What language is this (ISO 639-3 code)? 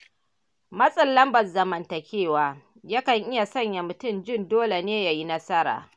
hau